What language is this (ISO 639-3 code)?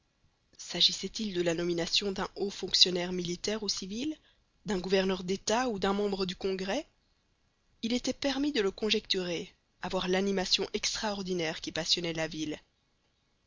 fra